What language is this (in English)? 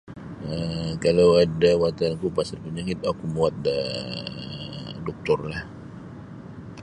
Sabah Bisaya